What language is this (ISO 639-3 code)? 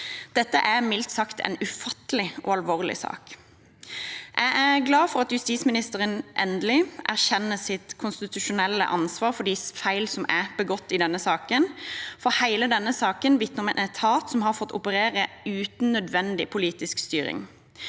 nor